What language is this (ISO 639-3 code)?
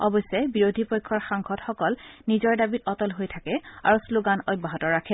asm